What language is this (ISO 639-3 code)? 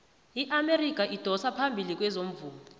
nbl